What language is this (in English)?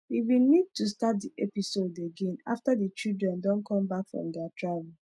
Nigerian Pidgin